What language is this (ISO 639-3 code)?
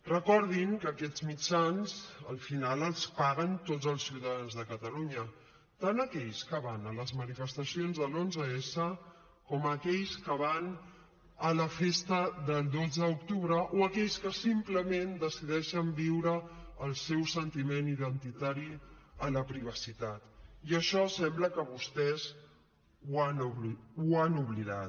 cat